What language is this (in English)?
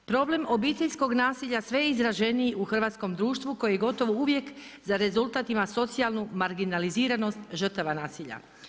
Croatian